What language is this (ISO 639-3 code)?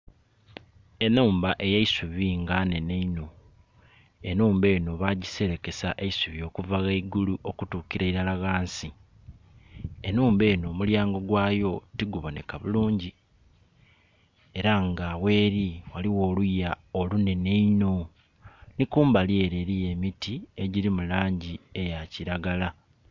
xog